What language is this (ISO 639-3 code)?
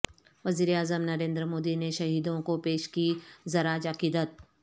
urd